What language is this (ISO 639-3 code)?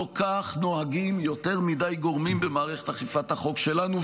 heb